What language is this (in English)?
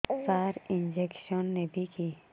Odia